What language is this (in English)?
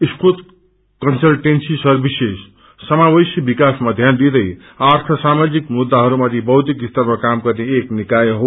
Nepali